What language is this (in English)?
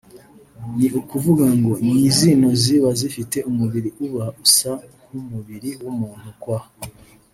Kinyarwanda